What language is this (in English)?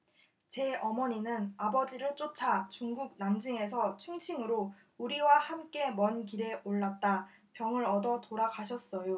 Korean